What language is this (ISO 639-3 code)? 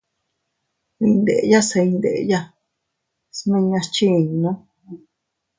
cut